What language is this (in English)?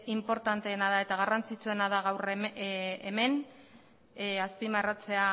Basque